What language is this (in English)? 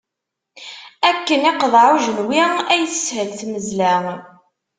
Kabyle